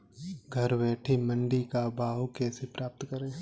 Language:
Hindi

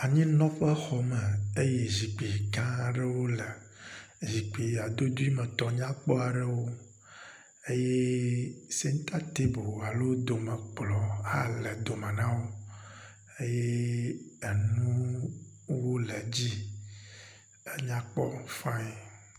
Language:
Ewe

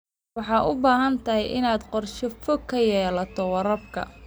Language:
Somali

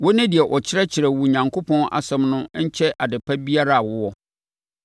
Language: Akan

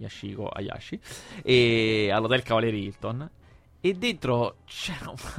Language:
Italian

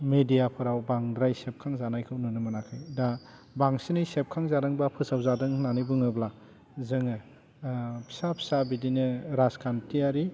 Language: Bodo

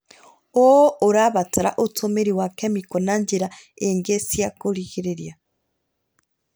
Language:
Kikuyu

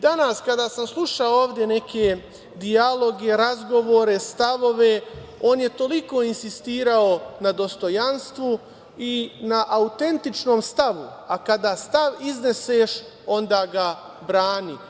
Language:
Serbian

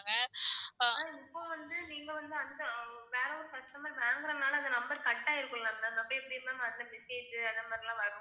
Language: Tamil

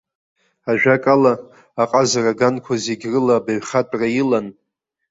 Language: Abkhazian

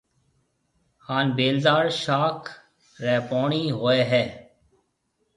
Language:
Marwari (Pakistan)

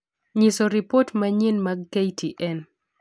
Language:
Luo (Kenya and Tanzania)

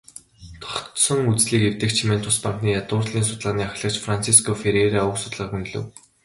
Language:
Mongolian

